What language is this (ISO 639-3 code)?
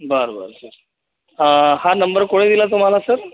mar